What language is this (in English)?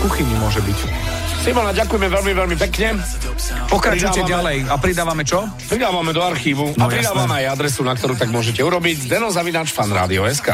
Slovak